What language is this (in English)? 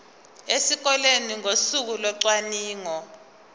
Zulu